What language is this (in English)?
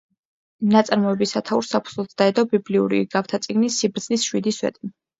Georgian